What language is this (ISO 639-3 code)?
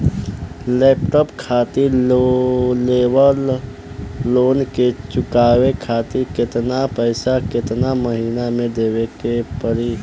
bho